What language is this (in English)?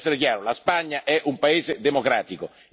Italian